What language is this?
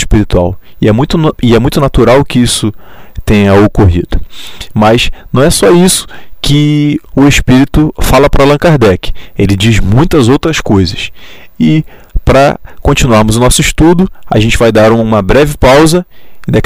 Portuguese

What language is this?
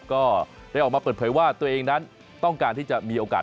Thai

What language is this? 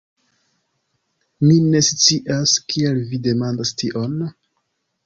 Esperanto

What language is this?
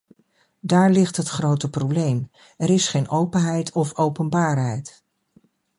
Dutch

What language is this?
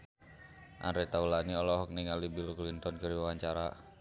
Sundanese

